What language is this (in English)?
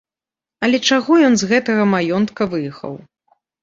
Belarusian